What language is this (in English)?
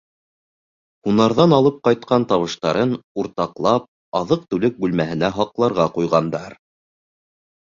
Bashkir